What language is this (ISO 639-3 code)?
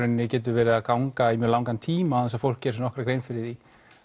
isl